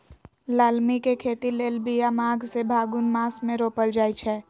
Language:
Magahi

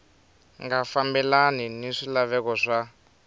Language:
Tsonga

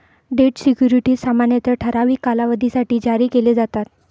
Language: Marathi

